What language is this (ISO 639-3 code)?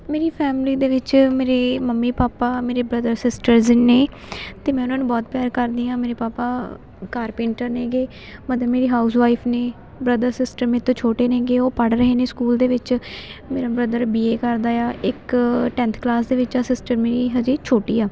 pan